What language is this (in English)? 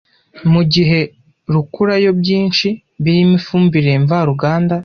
Kinyarwanda